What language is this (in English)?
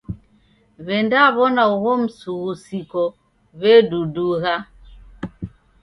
Taita